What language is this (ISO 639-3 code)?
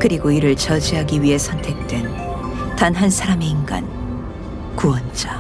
kor